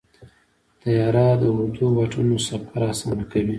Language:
Pashto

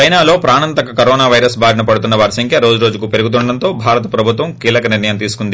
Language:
Telugu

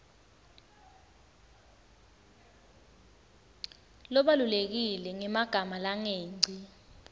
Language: Swati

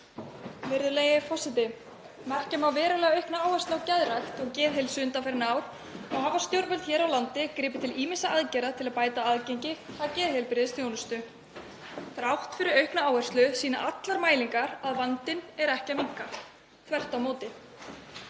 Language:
Icelandic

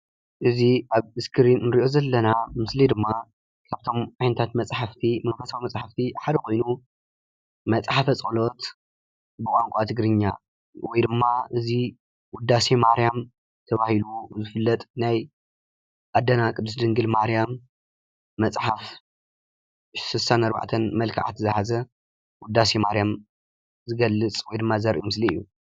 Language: Tigrinya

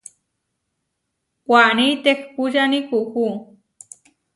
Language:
Huarijio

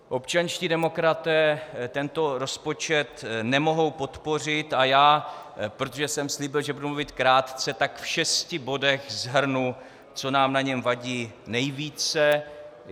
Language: Czech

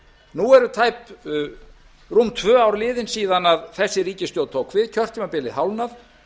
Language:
Icelandic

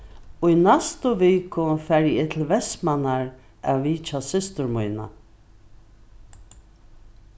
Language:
Faroese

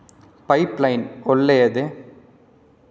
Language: Kannada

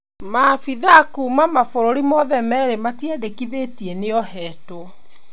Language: Kikuyu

